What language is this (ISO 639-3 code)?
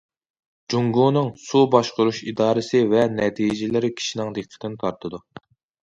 uig